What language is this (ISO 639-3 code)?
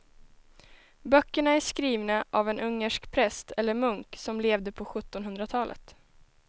swe